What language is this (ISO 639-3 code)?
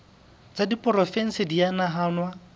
sot